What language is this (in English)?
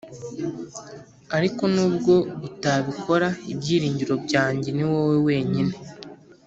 Kinyarwanda